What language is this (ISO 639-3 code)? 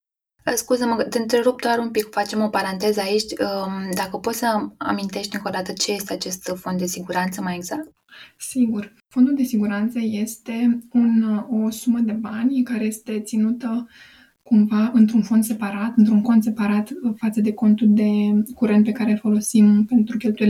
ron